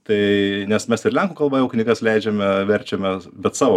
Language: Lithuanian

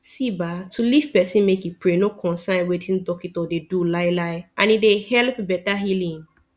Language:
Nigerian Pidgin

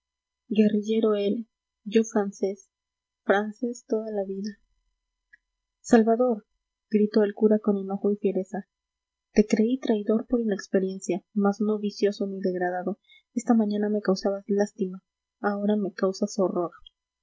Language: Spanish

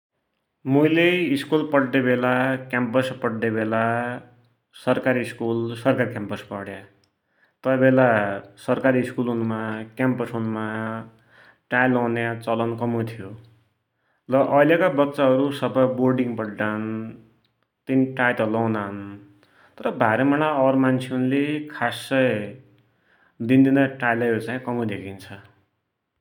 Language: Dotyali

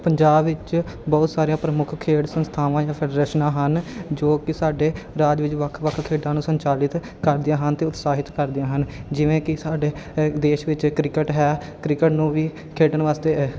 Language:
Punjabi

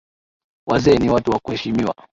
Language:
Swahili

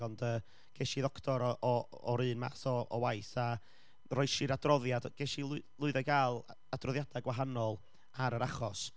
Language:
Welsh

